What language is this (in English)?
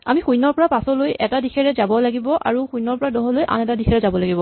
Assamese